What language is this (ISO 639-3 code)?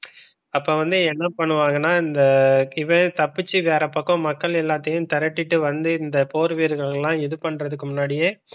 tam